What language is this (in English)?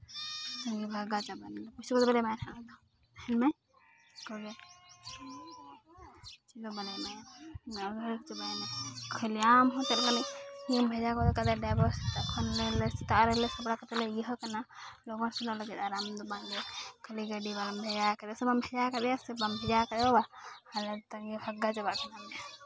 Santali